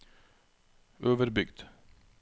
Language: Norwegian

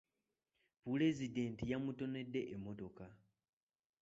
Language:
Ganda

